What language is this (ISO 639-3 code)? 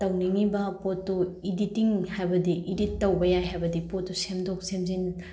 mni